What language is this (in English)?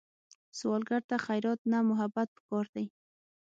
Pashto